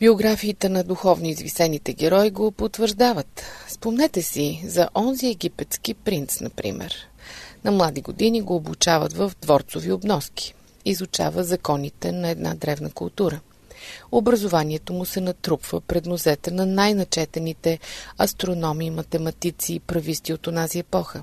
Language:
Bulgarian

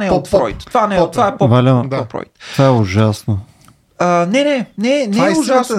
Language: Bulgarian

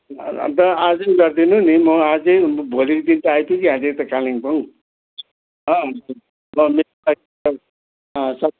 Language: Nepali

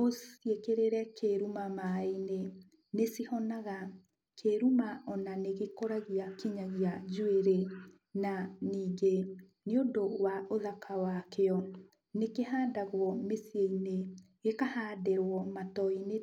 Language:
Kikuyu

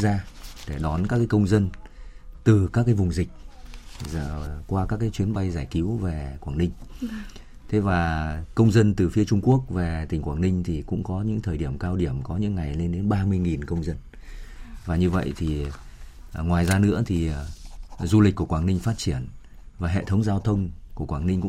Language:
Vietnamese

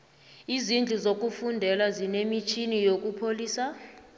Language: South Ndebele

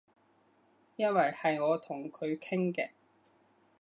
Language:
Cantonese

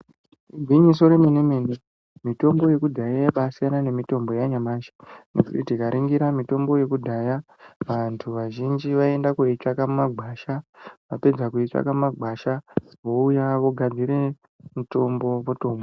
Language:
Ndau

